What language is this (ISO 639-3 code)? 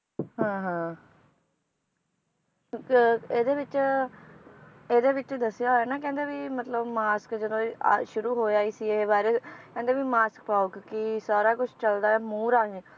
pan